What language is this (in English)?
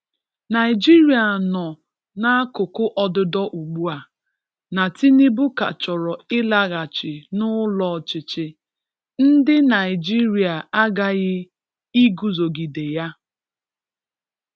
Igbo